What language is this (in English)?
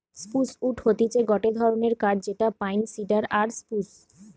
Bangla